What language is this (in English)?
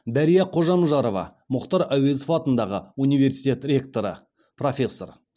Kazakh